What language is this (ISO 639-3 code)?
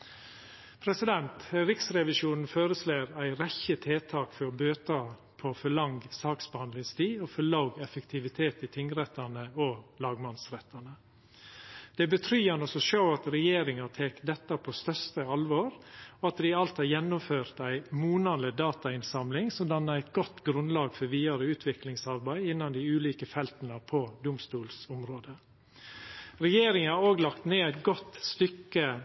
nno